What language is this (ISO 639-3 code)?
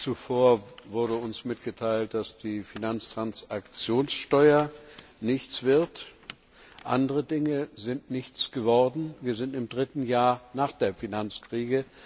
deu